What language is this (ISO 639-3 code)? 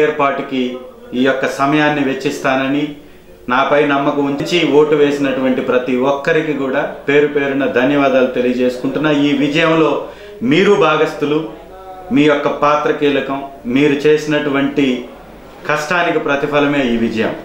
tel